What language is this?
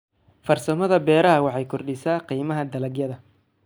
Somali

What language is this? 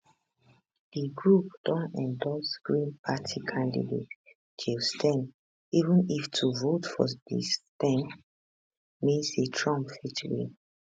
Nigerian Pidgin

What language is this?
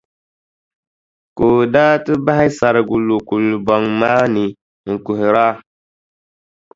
Dagbani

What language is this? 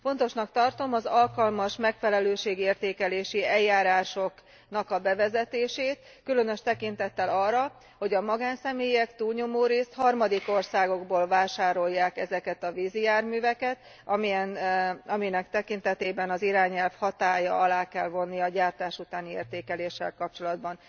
Hungarian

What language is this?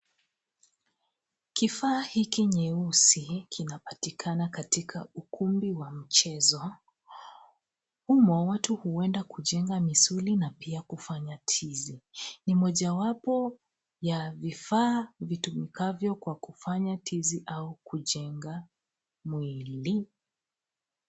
Swahili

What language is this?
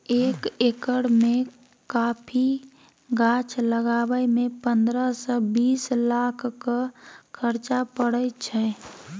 Maithili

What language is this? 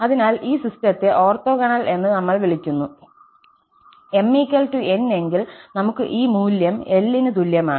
Malayalam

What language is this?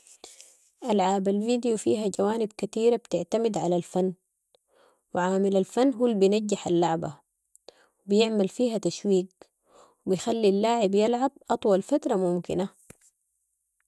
Sudanese Arabic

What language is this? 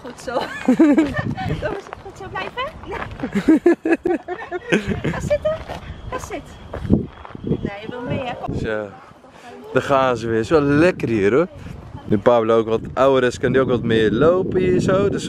Dutch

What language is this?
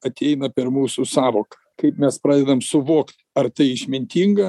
Lithuanian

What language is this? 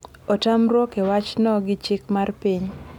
Luo (Kenya and Tanzania)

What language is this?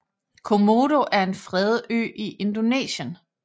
Danish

